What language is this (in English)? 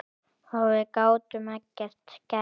Icelandic